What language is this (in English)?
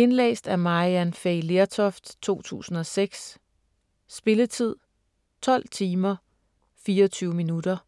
Danish